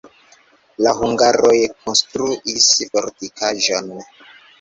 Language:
Esperanto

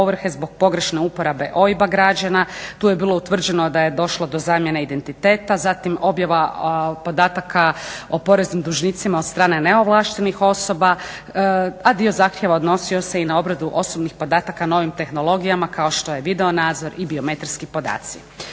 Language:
Croatian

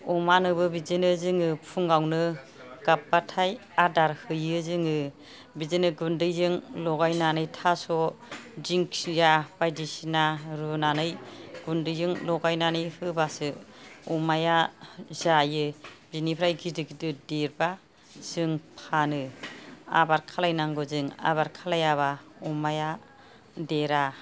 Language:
Bodo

